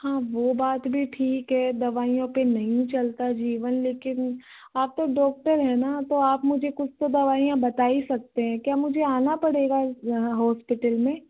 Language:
Hindi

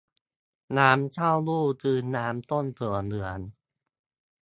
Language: Thai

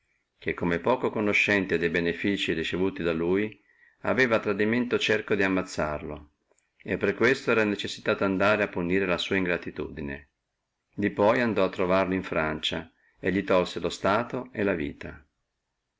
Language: Italian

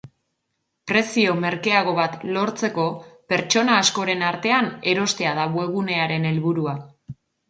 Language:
Basque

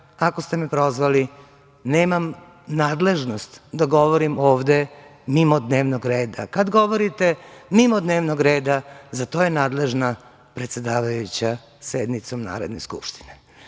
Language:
Serbian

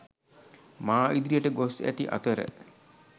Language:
Sinhala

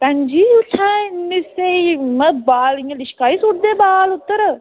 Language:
Dogri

